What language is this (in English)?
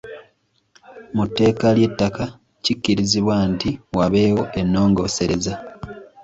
Ganda